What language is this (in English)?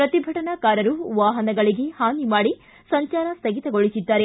Kannada